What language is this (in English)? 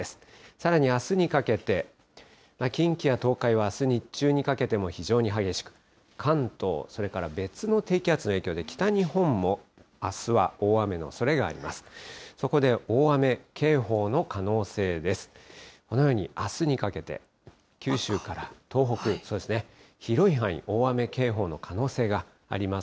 Japanese